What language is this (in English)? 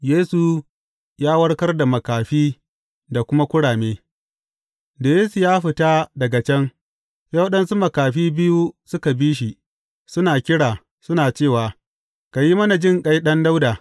Hausa